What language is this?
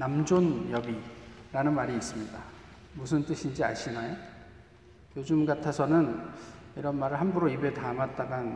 Korean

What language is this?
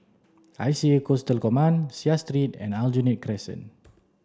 English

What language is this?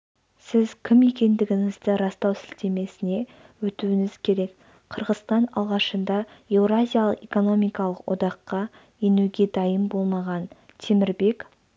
Kazakh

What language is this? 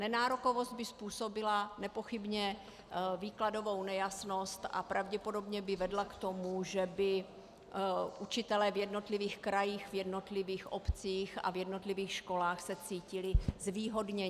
Czech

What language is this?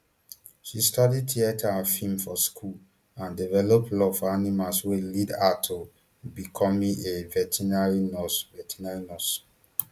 Nigerian Pidgin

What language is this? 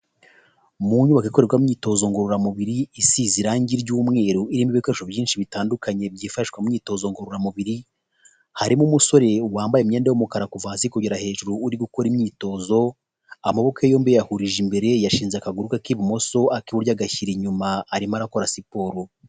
Kinyarwanda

